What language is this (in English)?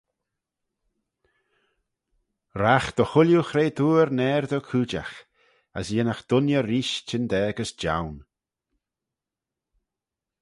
Manx